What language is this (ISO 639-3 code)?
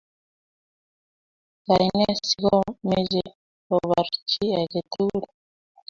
kln